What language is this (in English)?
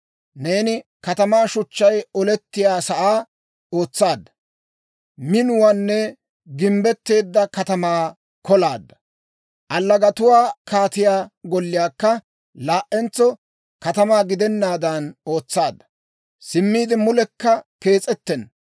Dawro